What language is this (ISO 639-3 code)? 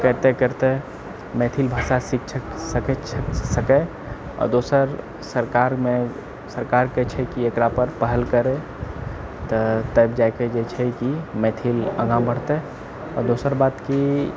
mai